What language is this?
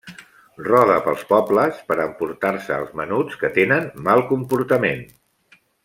Catalan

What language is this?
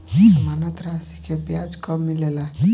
Bhojpuri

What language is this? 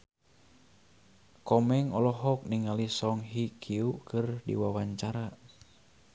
Sundanese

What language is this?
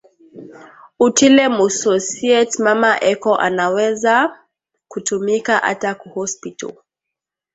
Swahili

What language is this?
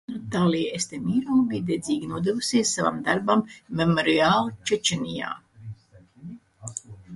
Latvian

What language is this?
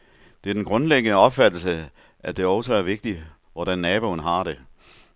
Danish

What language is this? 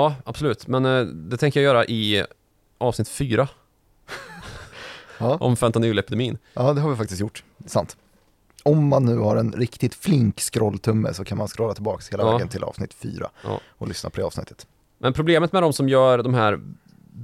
Swedish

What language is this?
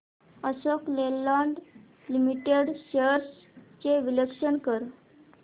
Marathi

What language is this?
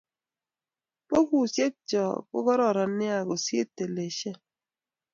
Kalenjin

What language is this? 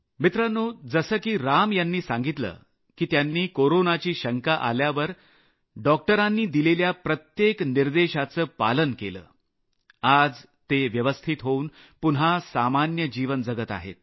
Marathi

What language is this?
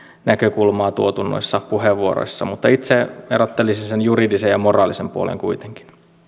Finnish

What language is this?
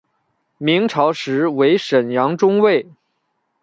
Chinese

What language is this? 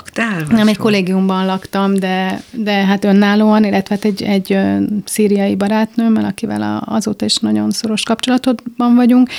Hungarian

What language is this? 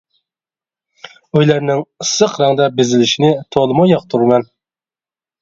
Uyghur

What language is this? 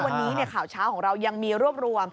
Thai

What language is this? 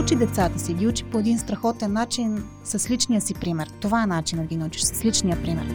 Bulgarian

